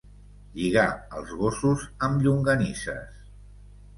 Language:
Catalan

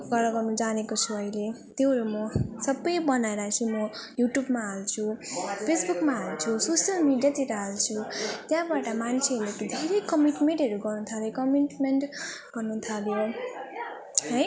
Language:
Nepali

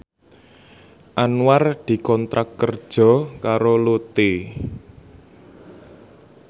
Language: Javanese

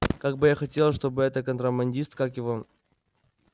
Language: Russian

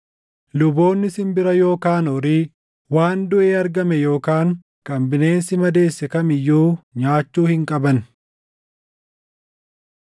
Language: Oromo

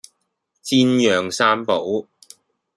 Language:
Cantonese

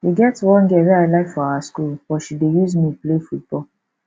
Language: Nigerian Pidgin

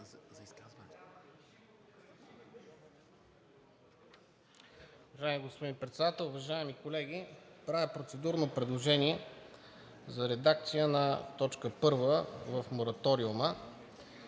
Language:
Bulgarian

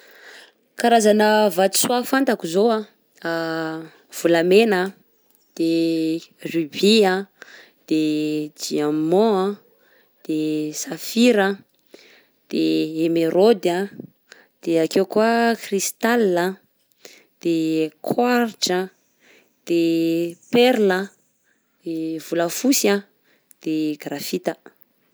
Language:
Southern Betsimisaraka Malagasy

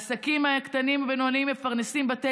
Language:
Hebrew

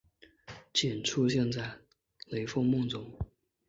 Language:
Chinese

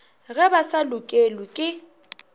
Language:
Northern Sotho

